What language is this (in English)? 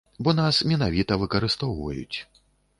Belarusian